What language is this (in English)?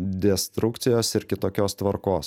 Lithuanian